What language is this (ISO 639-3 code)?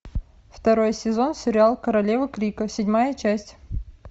rus